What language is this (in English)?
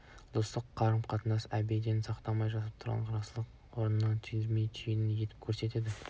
Kazakh